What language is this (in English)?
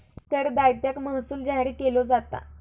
Marathi